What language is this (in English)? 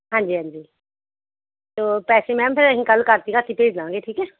Punjabi